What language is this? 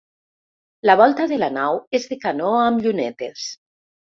Catalan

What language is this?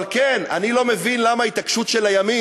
Hebrew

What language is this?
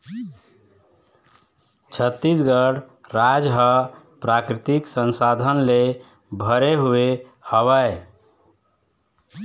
Chhattisgarhi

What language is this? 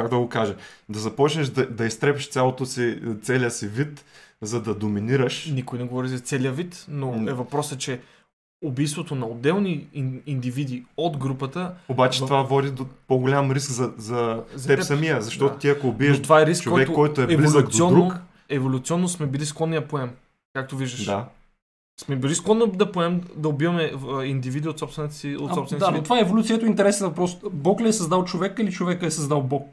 Bulgarian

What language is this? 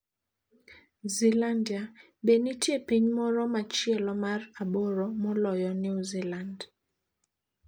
Luo (Kenya and Tanzania)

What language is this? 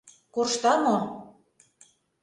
Mari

